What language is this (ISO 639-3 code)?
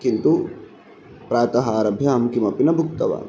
san